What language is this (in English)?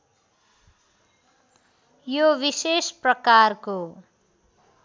Nepali